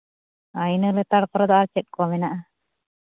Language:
Santali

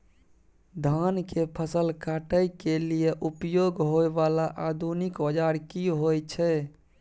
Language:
Maithili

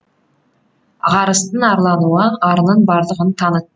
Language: Kazakh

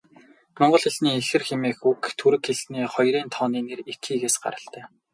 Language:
Mongolian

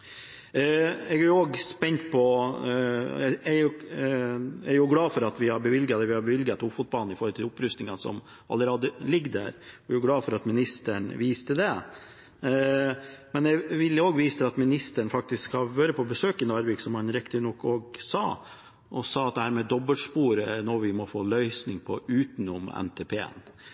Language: Norwegian Bokmål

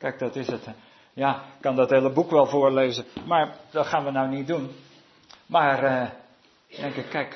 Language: Dutch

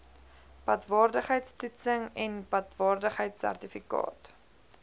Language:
Afrikaans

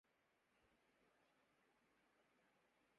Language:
Urdu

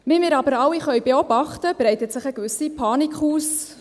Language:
Swiss German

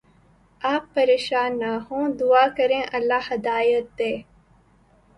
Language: Urdu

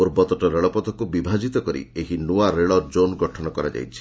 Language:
Odia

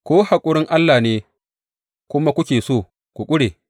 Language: Hausa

